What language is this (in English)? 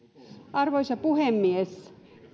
Finnish